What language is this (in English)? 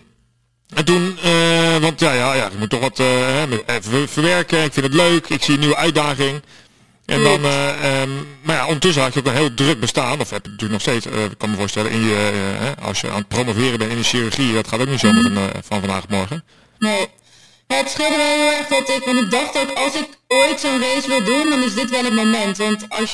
Dutch